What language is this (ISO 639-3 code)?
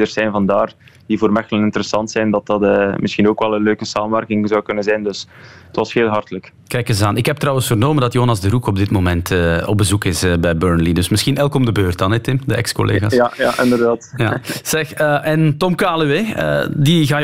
nld